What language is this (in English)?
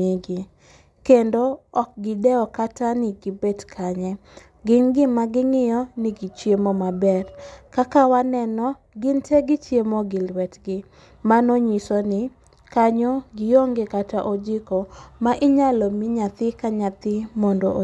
Luo (Kenya and Tanzania)